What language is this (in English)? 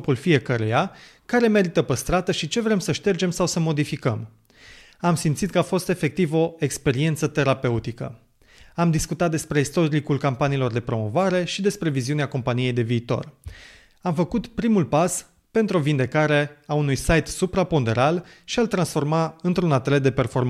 Romanian